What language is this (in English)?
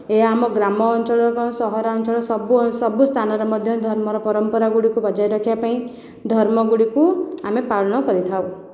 Odia